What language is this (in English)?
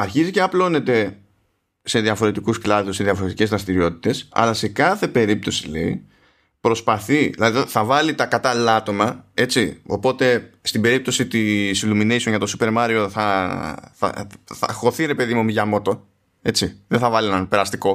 Greek